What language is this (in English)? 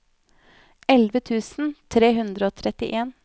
Norwegian